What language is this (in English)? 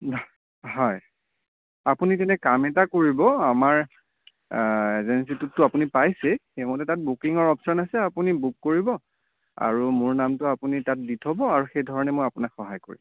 Assamese